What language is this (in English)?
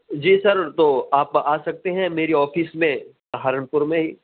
Urdu